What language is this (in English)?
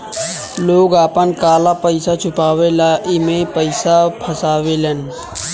Bhojpuri